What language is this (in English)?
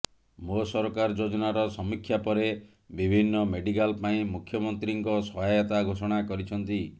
Odia